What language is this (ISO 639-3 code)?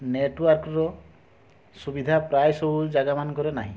ori